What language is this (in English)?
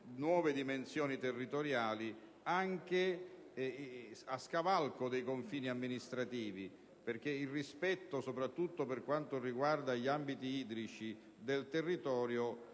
Italian